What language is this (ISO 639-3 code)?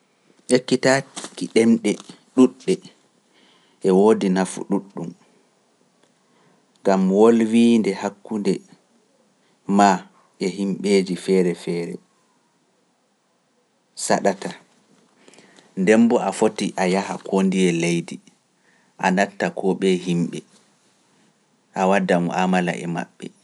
fuf